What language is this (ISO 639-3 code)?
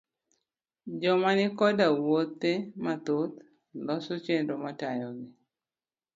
luo